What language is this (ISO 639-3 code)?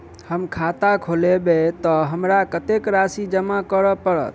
mai